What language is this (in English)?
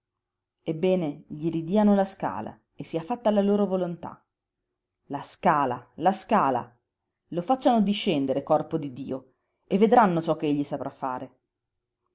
Italian